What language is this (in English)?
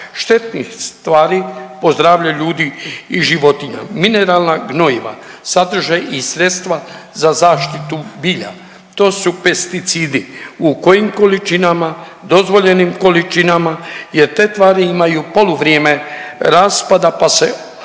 Croatian